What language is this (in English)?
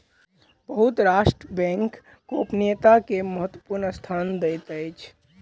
Maithili